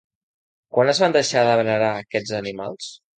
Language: Catalan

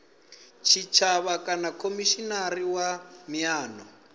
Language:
Venda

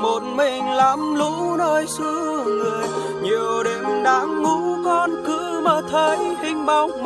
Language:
Vietnamese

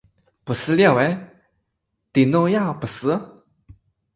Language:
Chinese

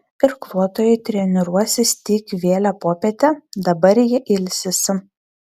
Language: Lithuanian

